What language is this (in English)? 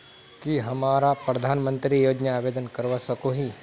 Magahi